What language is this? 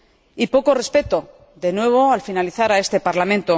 Spanish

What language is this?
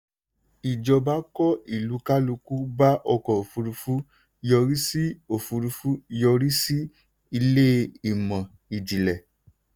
Yoruba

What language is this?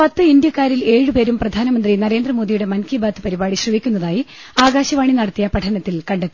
Malayalam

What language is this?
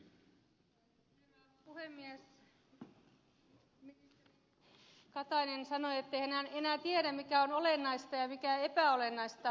Finnish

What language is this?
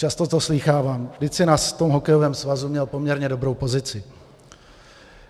Czech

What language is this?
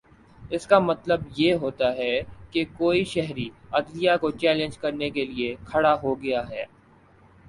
Urdu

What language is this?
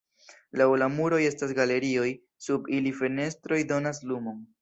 Esperanto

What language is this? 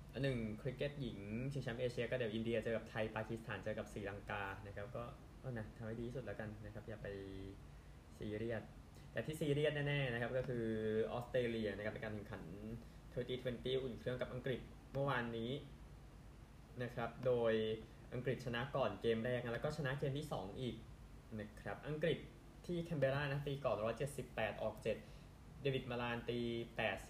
Thai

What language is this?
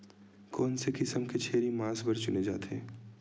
Chhattisgarhi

